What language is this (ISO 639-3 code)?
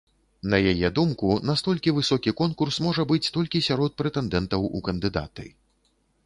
bel